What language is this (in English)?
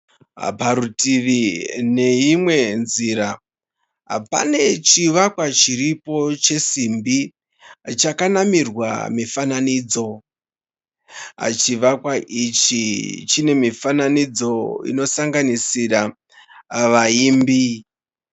Shona